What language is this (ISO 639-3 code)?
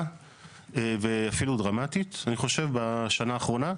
heb